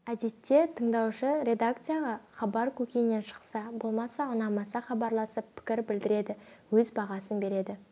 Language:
Kazakh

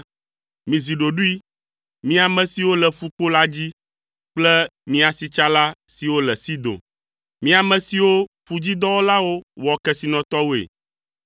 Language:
Ewe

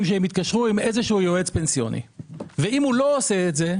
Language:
Hebrew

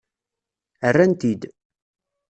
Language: Kabyle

